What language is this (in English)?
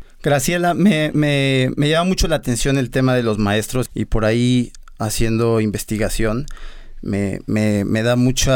Spanish